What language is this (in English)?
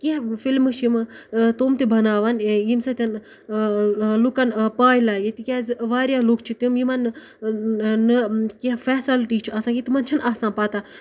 Kashmiri